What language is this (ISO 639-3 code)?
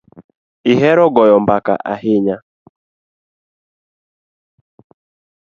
luo